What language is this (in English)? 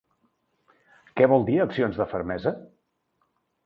Catalan